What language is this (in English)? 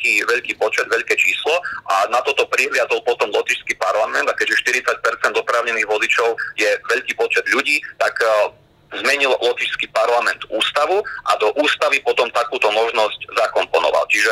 Slovak